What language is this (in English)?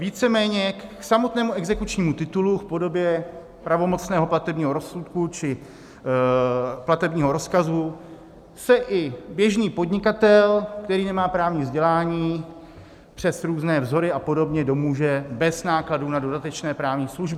Czech